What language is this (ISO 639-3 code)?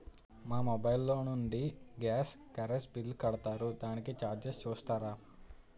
tel